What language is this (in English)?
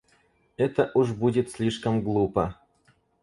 Russian